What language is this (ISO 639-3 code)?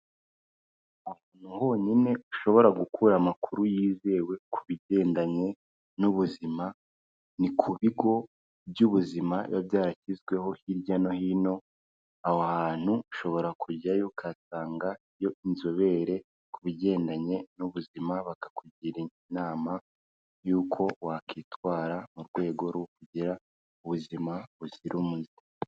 kin